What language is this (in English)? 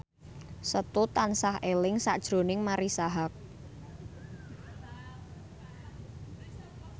Javanese